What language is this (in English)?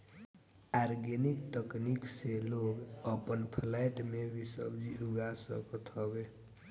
Bhojpuri